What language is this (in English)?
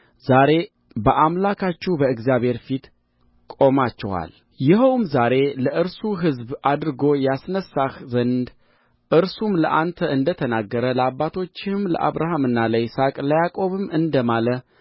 Amharic